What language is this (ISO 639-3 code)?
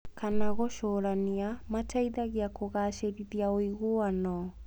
kik